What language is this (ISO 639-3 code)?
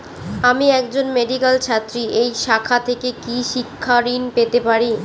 ben